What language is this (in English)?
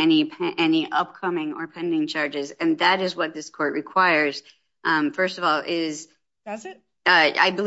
English